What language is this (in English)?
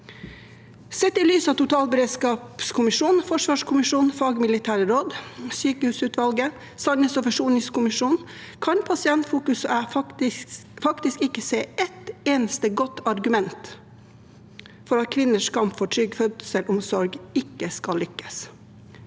Norwegian